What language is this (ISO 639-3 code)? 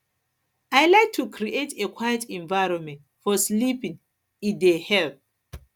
pcm